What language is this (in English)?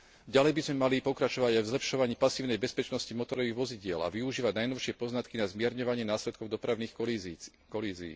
Slovak